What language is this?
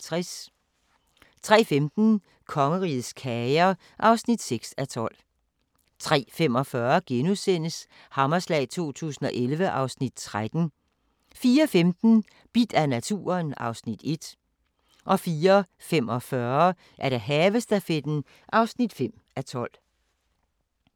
Danish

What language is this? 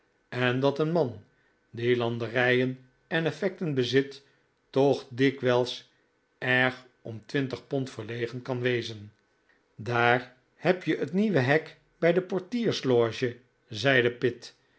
Dutch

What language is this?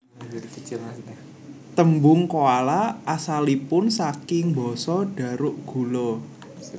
Javanese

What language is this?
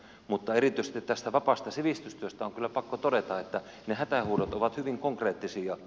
Finnish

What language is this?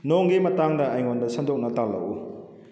Manipuri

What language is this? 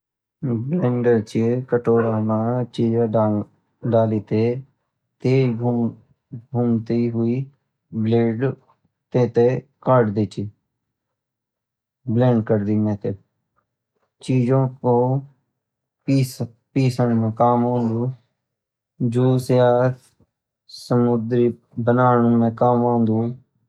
Garhwali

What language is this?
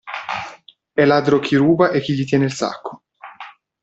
Italian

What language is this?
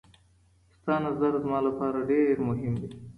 Pashto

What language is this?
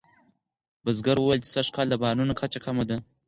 Pashto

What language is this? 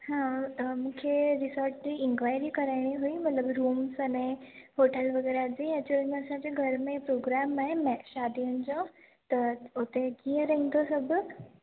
Sindhi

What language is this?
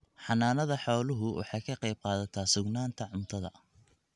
Somali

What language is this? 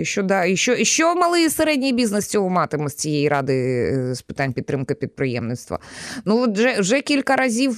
Ukrainian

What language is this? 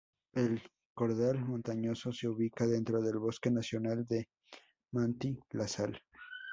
Spanish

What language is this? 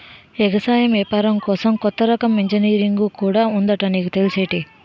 Telugu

